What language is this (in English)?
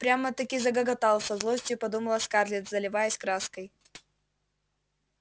Russian